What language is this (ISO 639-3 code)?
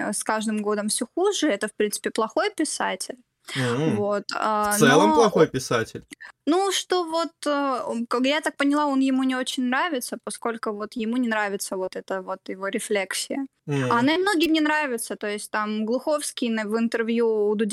rus